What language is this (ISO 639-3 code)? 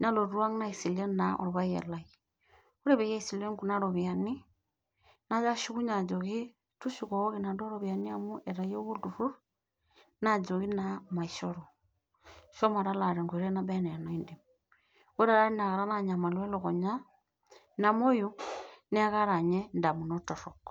mas